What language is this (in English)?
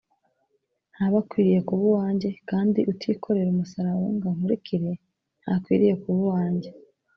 Kinyarwanda